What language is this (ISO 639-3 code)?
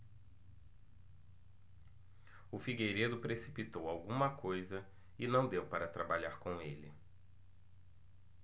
por